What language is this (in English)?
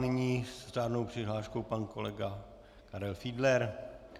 Czech